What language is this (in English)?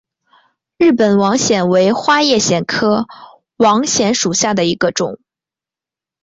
Chinese